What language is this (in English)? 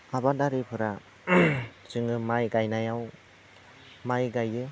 Bodo